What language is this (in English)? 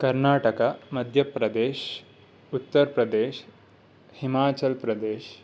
Sanskrit